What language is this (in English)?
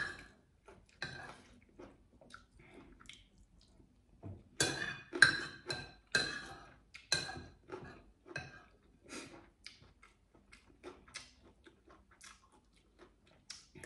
Thai